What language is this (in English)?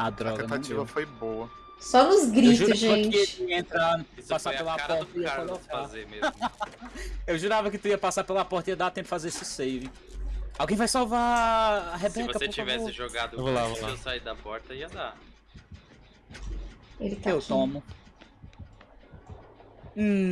Portuguese